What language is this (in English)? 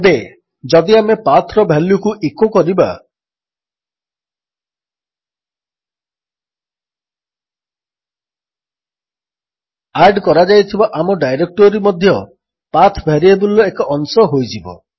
Odia